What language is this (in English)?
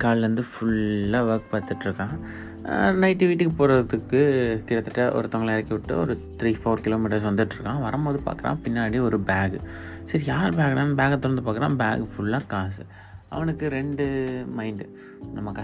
Tamil